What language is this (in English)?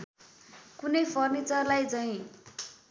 Nepali